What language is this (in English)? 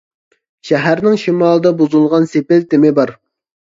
Uyghur